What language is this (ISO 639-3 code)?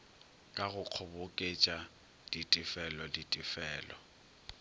nso